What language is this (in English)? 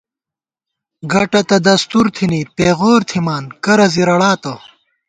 Gawar-Bati